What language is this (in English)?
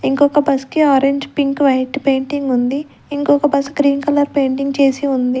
Telugu